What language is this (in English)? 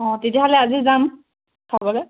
Assamese